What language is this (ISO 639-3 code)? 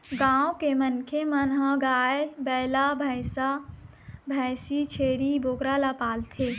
hne